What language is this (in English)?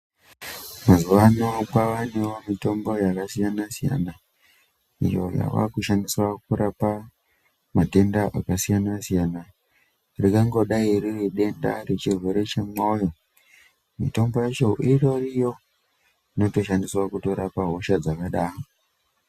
Ndau